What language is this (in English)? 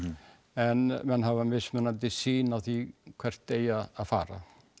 Icelandic